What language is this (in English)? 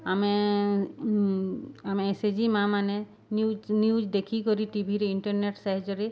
Odia